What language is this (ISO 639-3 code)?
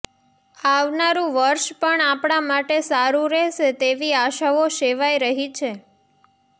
guj